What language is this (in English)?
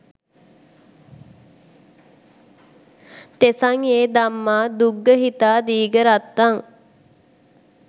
Sinhala